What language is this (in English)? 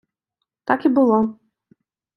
Ukrainian